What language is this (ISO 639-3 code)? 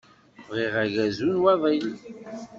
kab